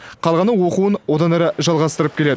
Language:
Kazakh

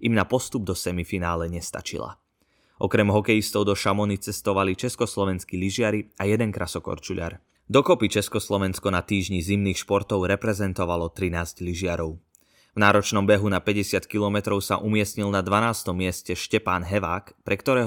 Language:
Slovak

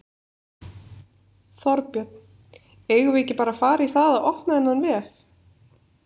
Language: Icelandic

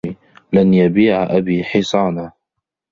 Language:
Arabic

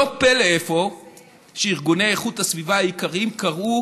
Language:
Hebrew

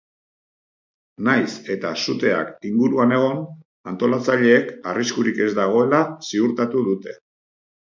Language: Basque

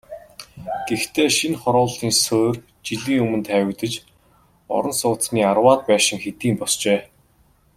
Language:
Mongolian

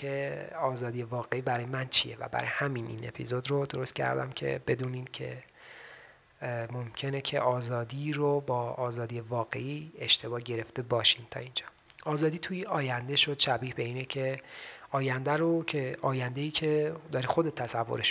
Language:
Persian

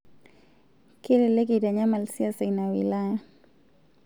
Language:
Masai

